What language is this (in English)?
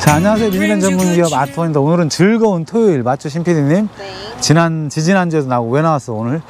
Korean